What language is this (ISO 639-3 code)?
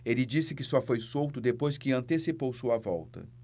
por